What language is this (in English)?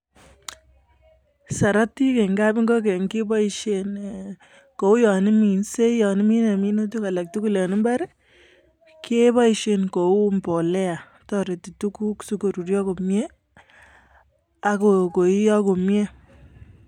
Kalenjin